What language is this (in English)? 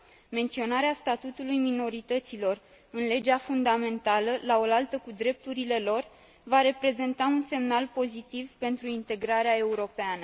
Romanian